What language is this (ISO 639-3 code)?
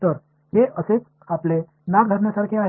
mar